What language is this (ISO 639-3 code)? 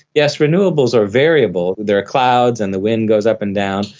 eng